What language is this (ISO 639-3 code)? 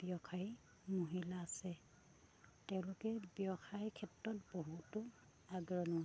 asm